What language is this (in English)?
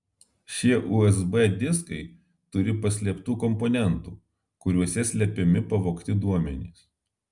Lithuanian